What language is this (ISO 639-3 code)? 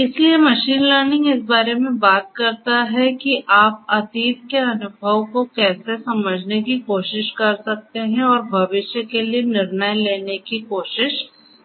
hin